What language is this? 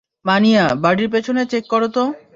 Bangla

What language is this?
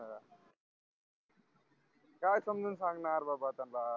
Marathi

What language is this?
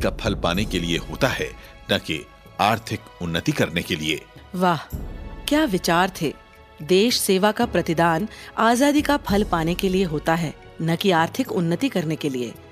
Hindi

